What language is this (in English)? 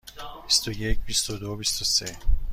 Persian